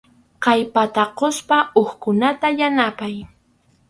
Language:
Arequipa-La Unión Quechua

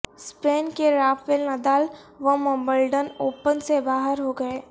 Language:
Urdu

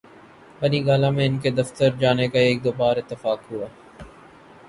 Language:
Urdu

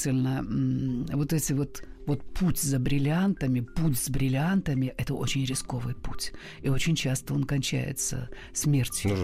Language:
Russian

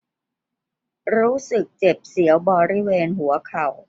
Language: Thai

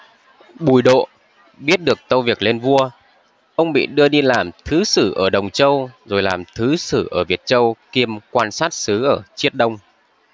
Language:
Vietnamese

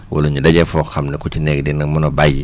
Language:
Wolof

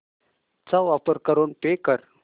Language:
Marathi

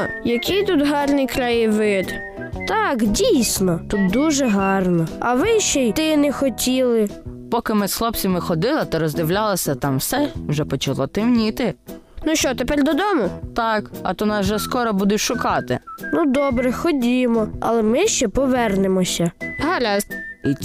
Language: Ukrainian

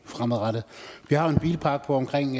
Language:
Danish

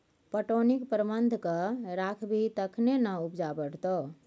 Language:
Maithili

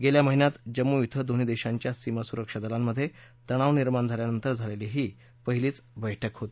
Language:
Marathi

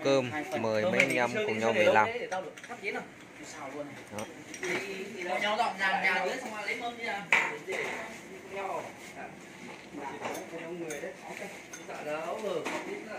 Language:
Vietnamese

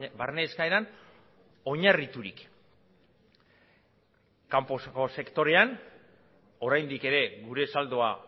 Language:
Basque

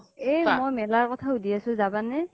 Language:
Assamese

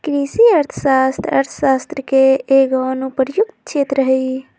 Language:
Magahi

